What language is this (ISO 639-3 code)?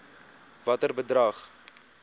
afr